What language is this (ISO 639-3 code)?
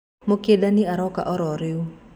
kik